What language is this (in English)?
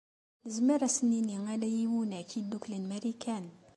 Kabyle